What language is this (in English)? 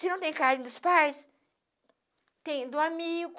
Portuguese